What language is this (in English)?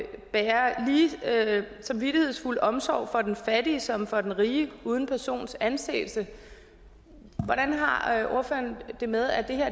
Danish